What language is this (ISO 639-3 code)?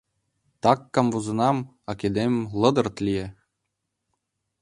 chm